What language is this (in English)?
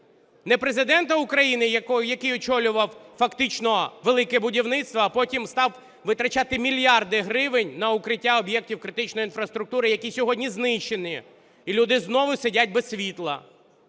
Ukrainian